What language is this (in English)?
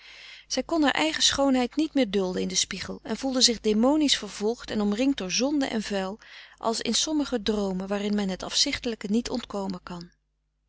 Dutch